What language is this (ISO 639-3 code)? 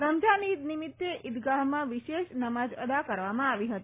guj